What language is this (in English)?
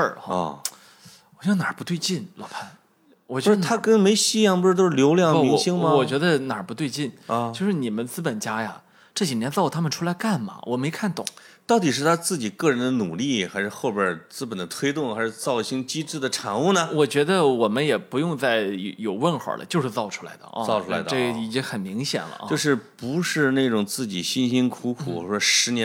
Chinese